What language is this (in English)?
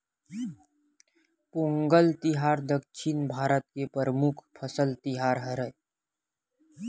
Chhattisgarhi